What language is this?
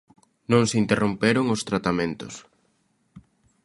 Galician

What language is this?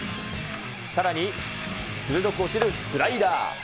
Japanese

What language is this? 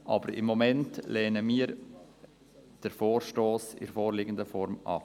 Swiss German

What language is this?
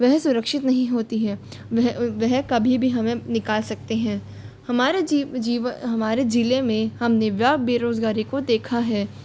Hindi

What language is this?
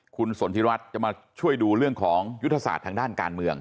Thai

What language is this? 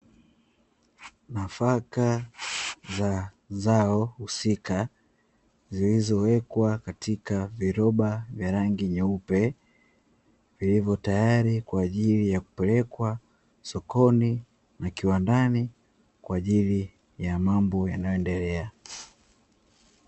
Swahili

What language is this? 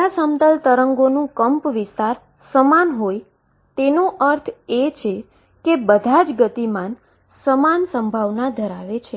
Gujarati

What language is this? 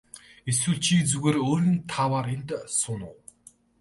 Mongolian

